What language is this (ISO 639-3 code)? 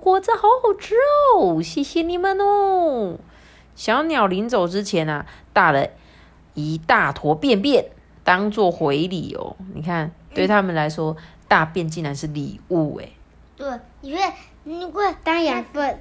zho